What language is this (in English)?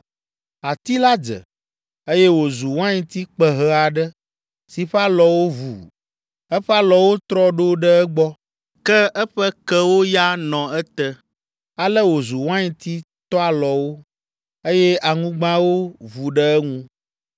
Ewe